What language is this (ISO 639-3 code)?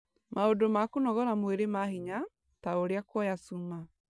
kik